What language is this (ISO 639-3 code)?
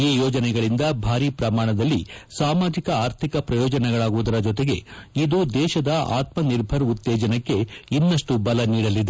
kan